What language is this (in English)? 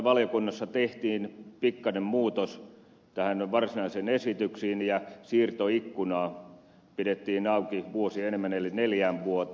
Finnish